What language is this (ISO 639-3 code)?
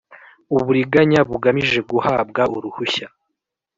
kin